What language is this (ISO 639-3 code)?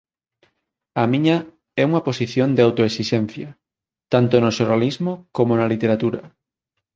glg